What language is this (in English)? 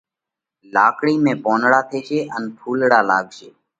Parkari Koli